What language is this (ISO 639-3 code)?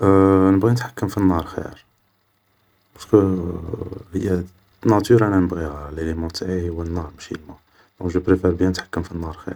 arq